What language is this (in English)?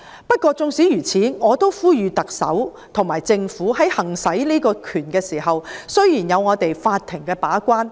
Cantonese